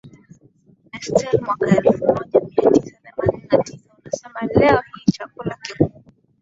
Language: Swahili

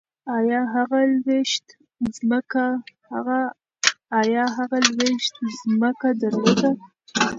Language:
Pashto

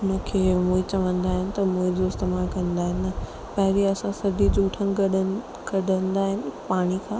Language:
Sindhi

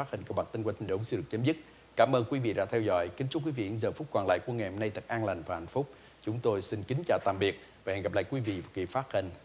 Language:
Vietnamese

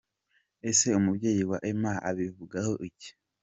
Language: Kinyarwanda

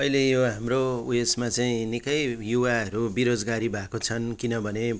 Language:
Nepali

